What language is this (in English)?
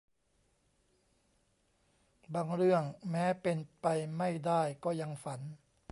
Thai